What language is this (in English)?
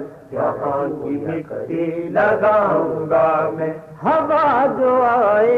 Urdu